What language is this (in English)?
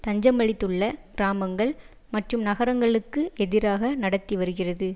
Tamil